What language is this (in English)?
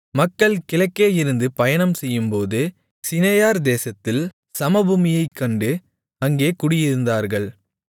Tamil